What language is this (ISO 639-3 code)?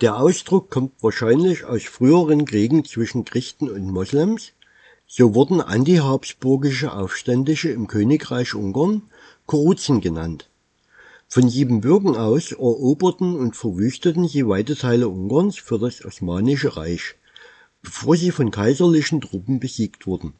deu